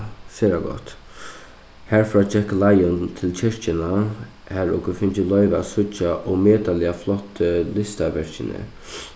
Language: Faroese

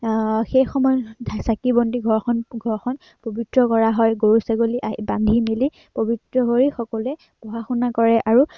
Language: Assamese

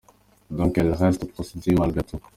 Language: Kinyarwanda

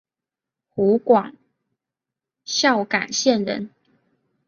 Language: Chinese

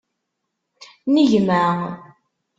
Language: Kabyle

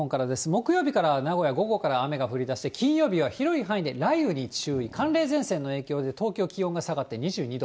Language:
Japanese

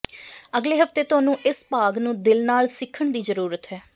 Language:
Punjabi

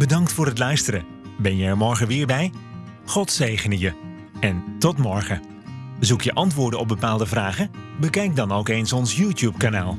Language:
Dutch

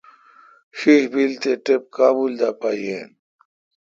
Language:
Kalkoti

